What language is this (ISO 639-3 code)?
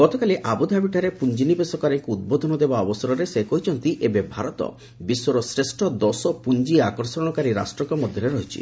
ori